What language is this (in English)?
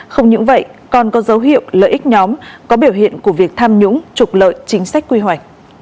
Vietnamese